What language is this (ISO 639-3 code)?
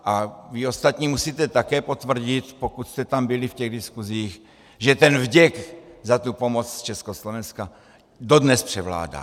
ces